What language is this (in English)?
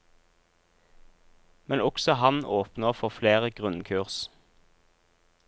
Norwegian